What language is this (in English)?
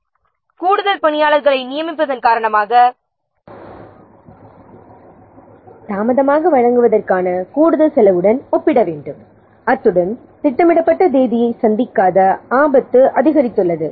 Tamil